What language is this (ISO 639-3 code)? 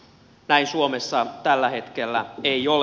fin